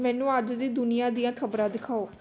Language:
Punjabi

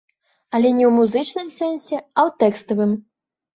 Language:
Belarusian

